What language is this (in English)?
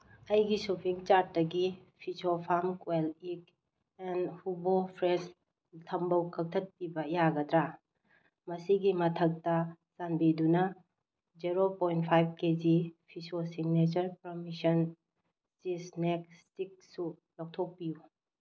Manipuri